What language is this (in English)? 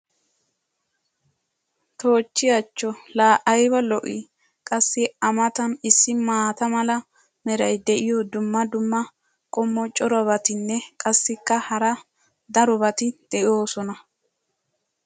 Wolaytta